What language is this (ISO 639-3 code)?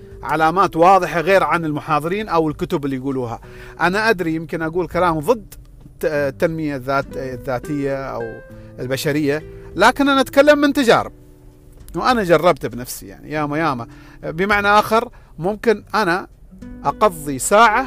ara